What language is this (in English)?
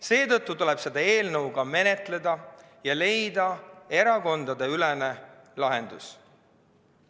Estonian